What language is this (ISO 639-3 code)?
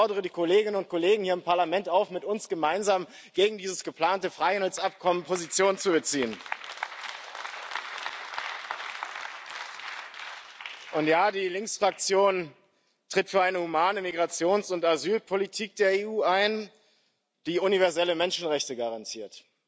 deu